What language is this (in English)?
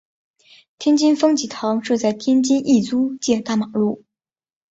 Chinese